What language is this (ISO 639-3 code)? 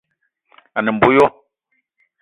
eto